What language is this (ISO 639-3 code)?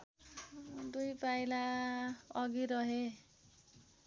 nep